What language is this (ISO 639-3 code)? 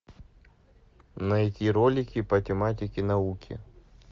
rus